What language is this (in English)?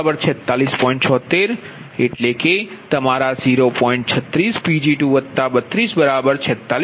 Gujarati